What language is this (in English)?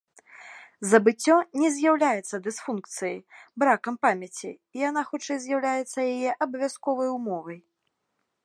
Belarusian